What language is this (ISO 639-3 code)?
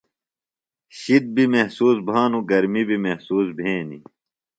phl